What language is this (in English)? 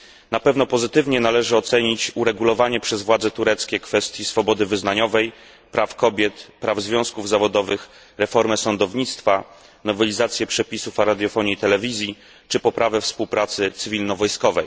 Polish